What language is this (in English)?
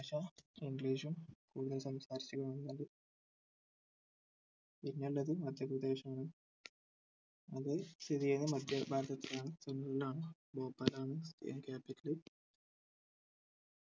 Malayalam